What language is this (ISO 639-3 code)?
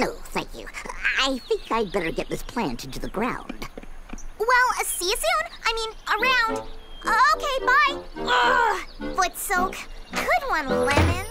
eng